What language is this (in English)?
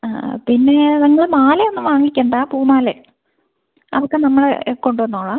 Malayalam